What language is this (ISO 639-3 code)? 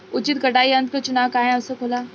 bho